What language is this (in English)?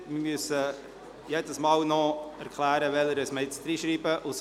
Swiss German